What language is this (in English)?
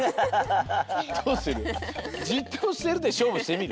Japanese